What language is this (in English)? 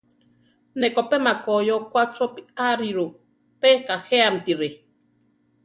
Central Tarahumara